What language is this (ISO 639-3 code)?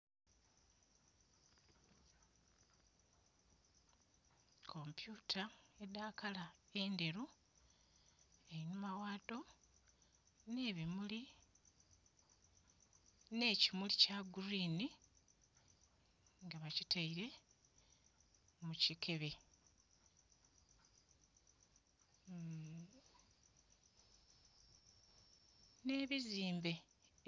xog